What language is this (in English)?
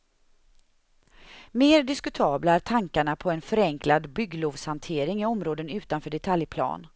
Swedish